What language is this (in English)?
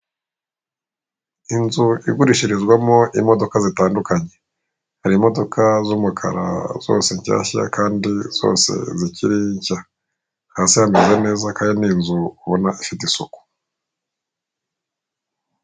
Kinyarwanda